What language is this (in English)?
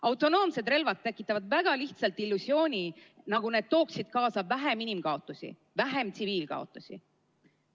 Estonian